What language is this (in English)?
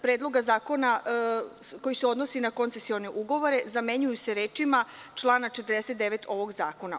Serbian